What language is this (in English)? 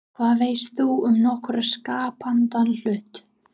Icelandic